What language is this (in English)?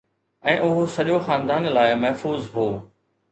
Sindhi